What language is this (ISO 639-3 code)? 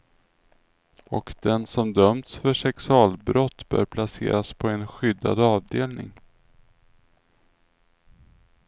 swe